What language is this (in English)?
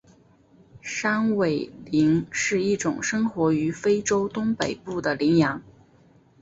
Chinese